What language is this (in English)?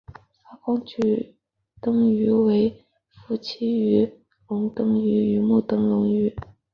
Chinese